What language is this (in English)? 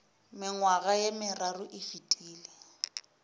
Northern Sotho